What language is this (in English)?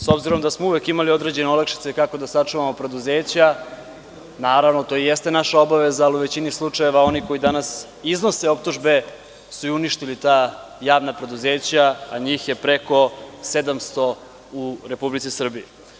Serbian